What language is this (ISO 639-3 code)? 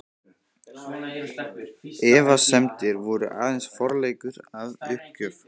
isl